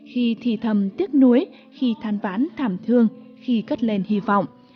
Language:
Vietnamese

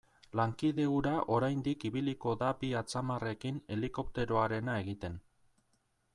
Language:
Basque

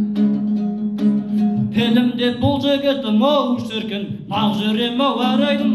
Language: Turkish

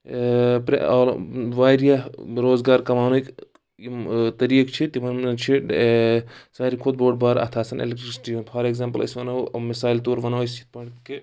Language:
Kashmiri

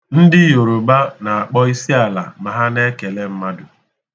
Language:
Igbo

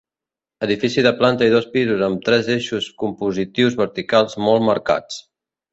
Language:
Catalan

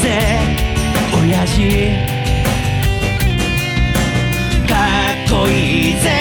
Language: Japanese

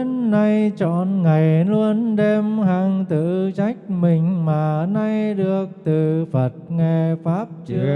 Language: Vietnamese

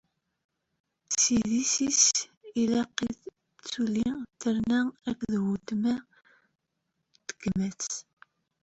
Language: Kabyle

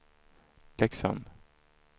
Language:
Swedish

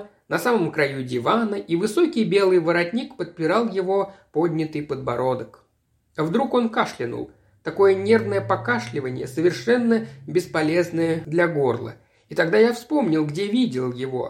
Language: Russian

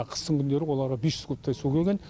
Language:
Kazakh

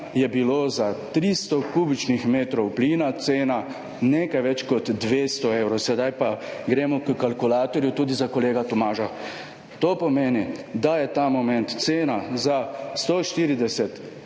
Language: Slovenian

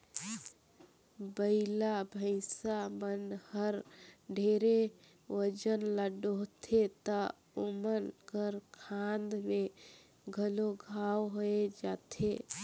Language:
Chhattisgarhi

